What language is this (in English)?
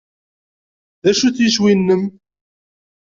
Kabyle